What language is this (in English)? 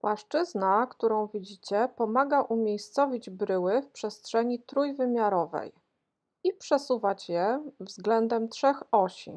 Polish